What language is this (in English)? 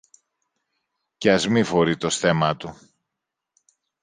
Greek